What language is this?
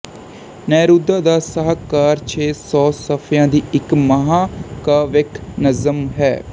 Punjabi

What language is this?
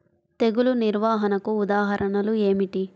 Telugu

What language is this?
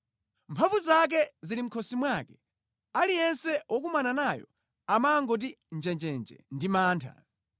Nyanja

